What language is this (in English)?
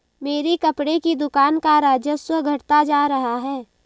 Hindi